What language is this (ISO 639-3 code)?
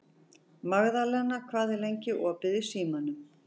isl